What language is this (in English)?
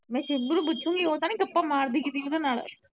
Punjabi